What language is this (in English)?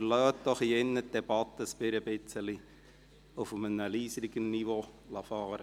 Swiss German